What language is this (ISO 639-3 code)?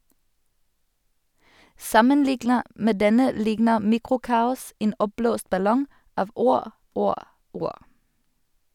nor